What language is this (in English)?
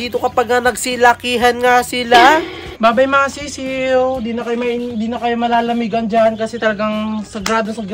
Filipino